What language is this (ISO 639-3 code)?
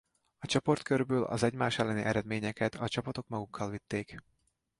hun